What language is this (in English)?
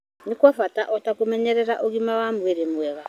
Kikuyu